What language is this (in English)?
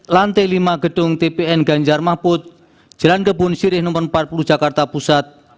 Indonesian